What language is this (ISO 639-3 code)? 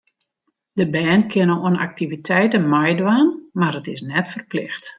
fry